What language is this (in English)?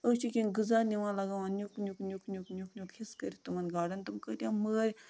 Kashmiri